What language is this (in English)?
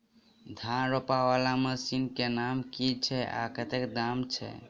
Maithili